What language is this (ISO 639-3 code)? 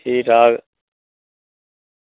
doi